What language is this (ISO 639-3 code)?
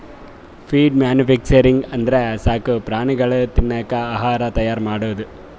kan